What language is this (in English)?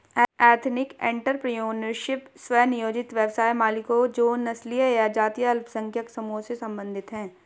Hindi